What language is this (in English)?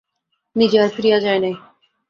Bangla